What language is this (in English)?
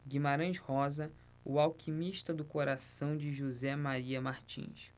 Portuguese